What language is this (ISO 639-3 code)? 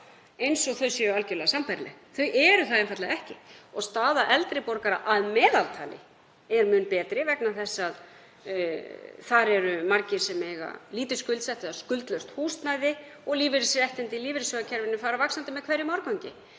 isl